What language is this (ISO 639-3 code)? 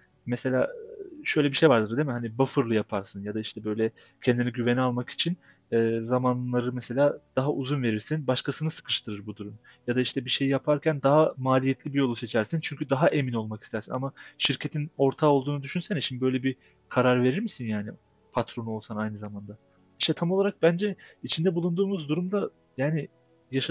tur